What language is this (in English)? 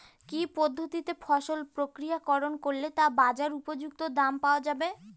Bangla